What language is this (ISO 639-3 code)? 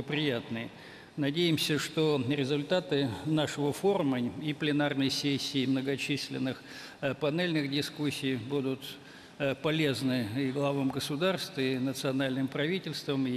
rus